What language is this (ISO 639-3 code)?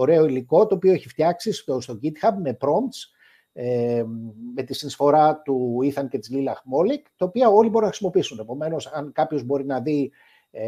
ell